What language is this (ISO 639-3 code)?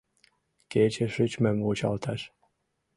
chm